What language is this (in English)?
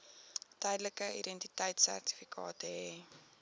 Afrikaans